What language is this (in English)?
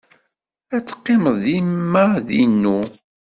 Kabyle